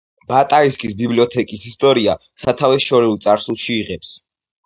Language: Georgian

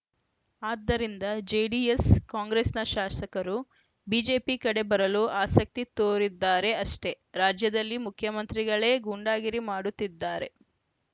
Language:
Kannada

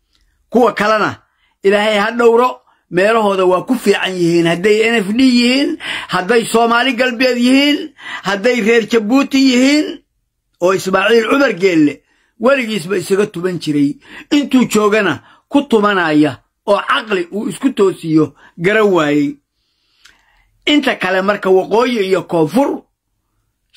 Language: Arabic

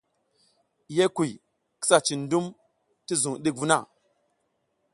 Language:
South Giziga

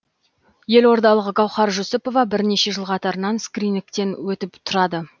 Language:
Kazakh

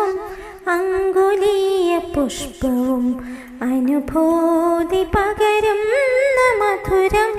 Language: Malayalam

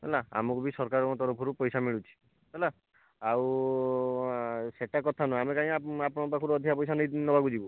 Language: Odia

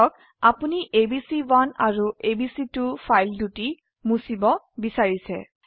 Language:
Assamese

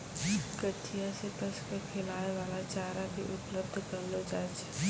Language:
Maithili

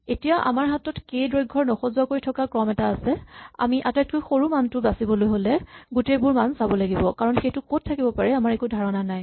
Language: Assamese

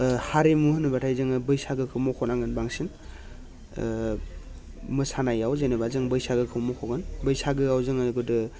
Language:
Bodo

